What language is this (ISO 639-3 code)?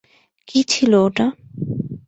ben